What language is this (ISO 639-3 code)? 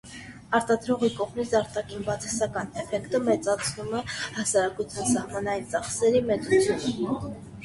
hye